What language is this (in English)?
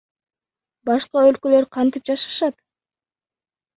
Kyrgyz